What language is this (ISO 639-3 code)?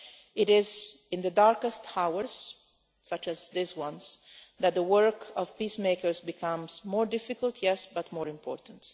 eng